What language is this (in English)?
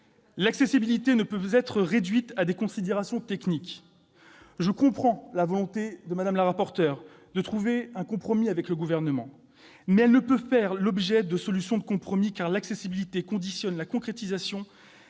French